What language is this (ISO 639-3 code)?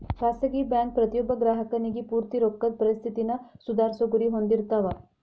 kan